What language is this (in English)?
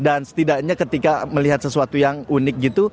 Indonesian